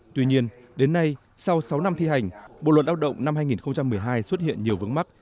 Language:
Vietnamese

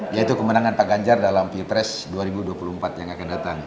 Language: Indonesian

